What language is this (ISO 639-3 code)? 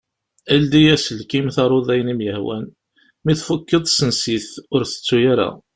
kab